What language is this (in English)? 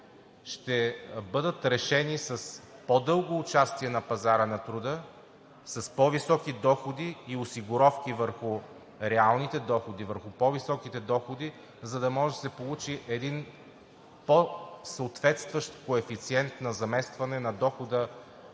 Bulgarian